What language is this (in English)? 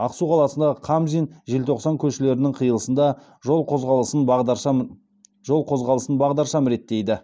Kazakh